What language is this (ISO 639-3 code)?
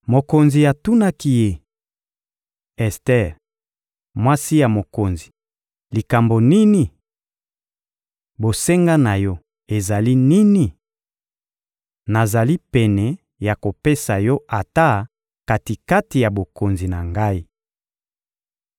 lin